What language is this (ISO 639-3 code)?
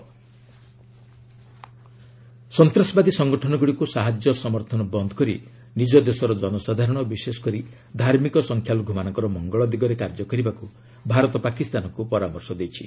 ori